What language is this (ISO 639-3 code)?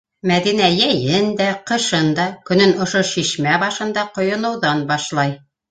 bak